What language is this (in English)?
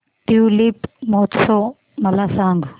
Marathi